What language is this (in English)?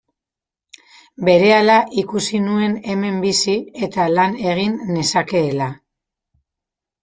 Basque